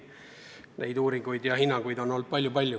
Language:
Estonian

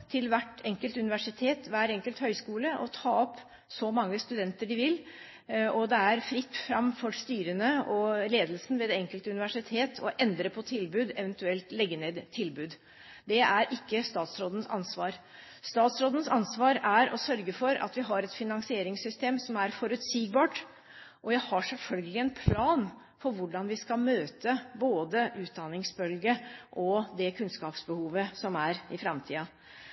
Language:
Norwegian Bokmål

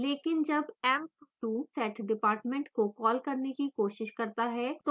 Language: Hindi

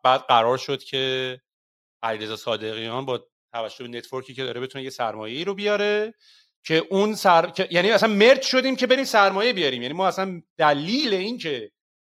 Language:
Persian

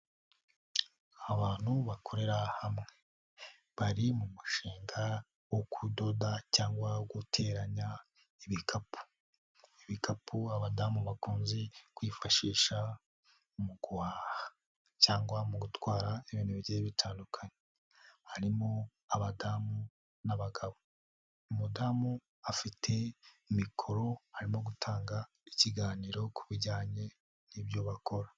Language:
Kinyarwanda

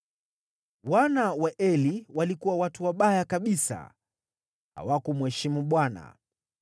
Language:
Swahili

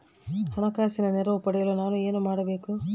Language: Kannada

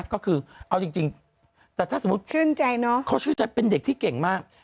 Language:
Thai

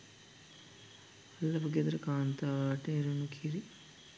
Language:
Sinhala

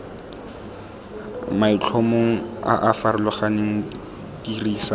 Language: Tswana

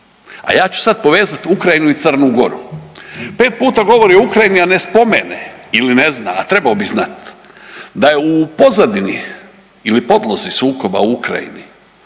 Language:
Croatian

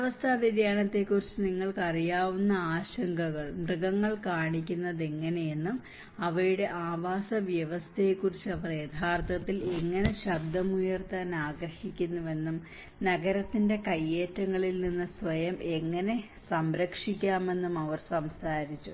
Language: Malayalam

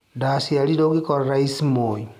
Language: Kikuyu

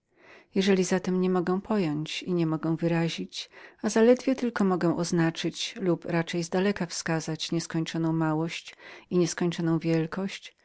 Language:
Polish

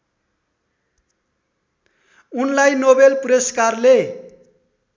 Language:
Nepali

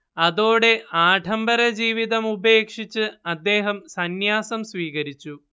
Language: Malayalam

